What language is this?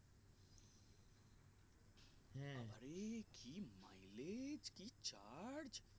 Bangla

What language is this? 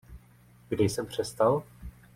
Czech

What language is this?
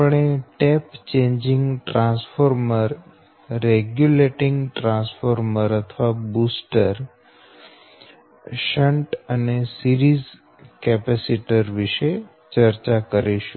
Gujarati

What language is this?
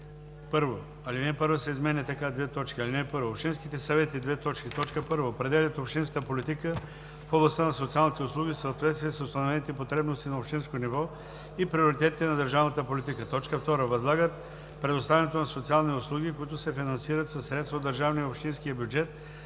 Bulgarian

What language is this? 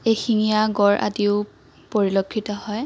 Assamese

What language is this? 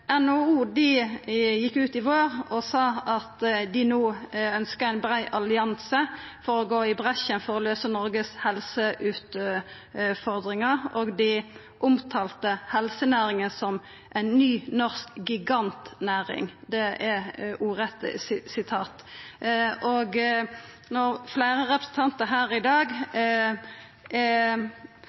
Norwegian Nynorsk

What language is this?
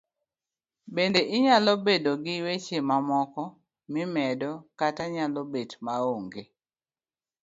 Luo (Kenya and Tanzania)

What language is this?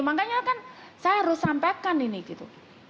Indonesian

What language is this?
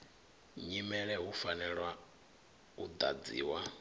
Venda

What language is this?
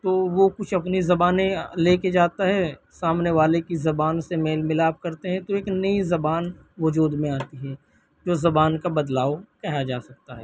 Urdu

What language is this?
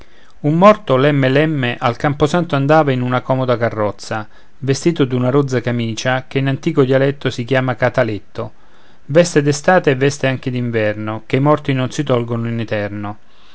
Italian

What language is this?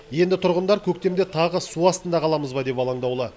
Kazakh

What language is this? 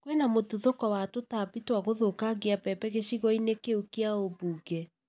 Kikuyu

